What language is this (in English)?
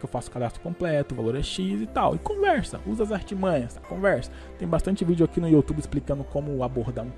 Portuguese